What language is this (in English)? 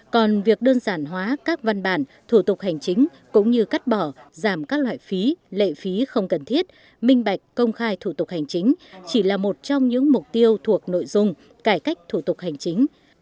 Vietnamese